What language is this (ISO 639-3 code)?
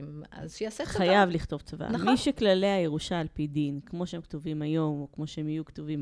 heb